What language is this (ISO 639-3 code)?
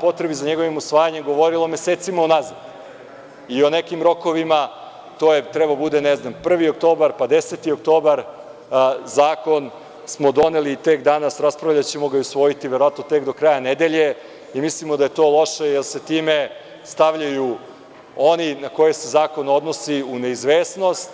srp